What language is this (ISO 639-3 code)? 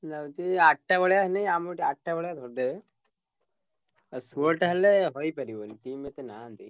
ori